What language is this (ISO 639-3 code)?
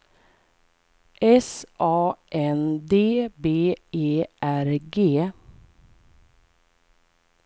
swe